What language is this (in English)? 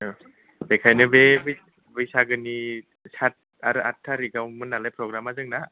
Bodo